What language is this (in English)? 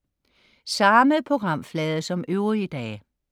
Danish